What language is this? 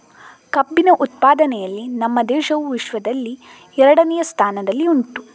Kannada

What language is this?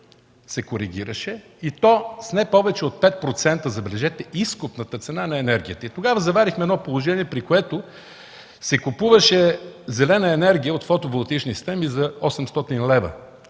Bulgarian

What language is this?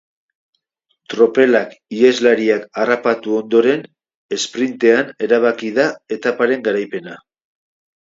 Basque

